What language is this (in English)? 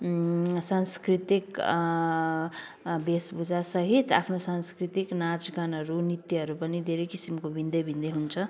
Nepali